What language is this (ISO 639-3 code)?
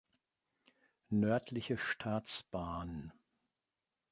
deu